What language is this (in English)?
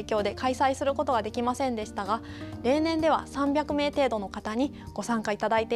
Japanese